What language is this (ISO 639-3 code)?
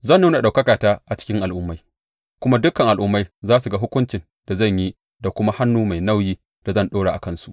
hau